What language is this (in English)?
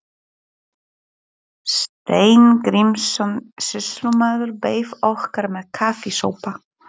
Icelandic